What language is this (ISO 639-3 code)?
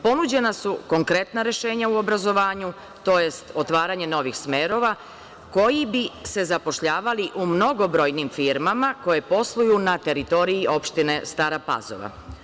srp